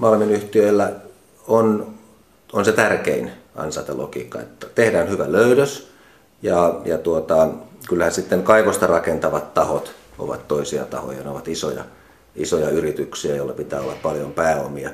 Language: Finnish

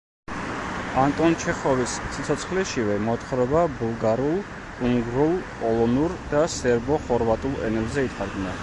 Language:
Georgian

